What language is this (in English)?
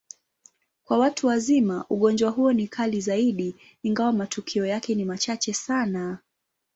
Swahili